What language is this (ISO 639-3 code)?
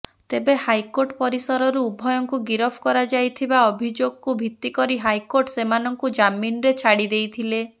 ori